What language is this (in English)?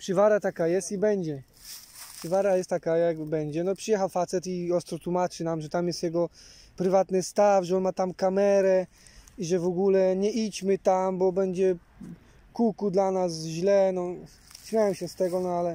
Polish